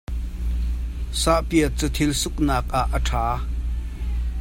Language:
Hakha Chin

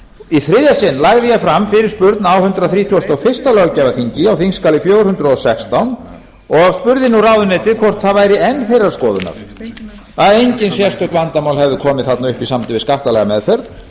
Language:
Icelandic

